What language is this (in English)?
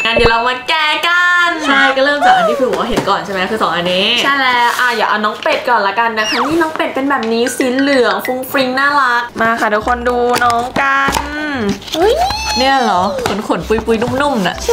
Thai